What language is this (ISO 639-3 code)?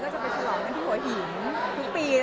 tha